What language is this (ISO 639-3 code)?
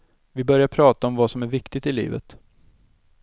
swe